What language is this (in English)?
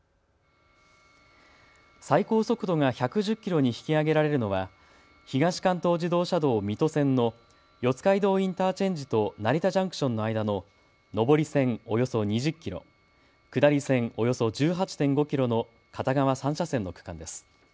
Japanese